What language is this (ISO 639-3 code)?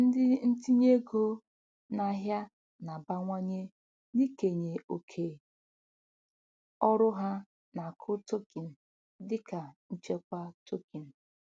ibo